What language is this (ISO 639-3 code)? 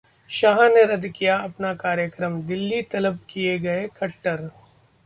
hin